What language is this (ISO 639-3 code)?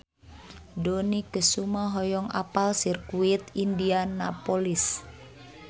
sun